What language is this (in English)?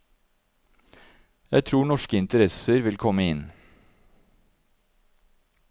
Norwegian